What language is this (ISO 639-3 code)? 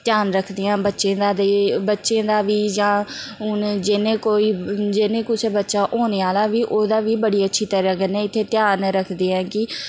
doi